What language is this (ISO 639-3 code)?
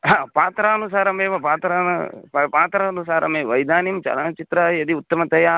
san